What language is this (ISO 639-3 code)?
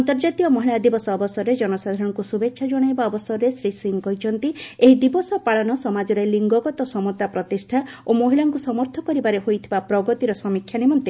ori